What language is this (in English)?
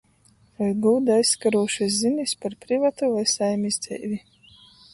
Latgalian